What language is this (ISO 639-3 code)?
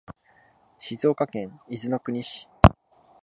jpn